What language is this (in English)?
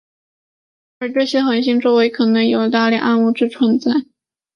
Chinese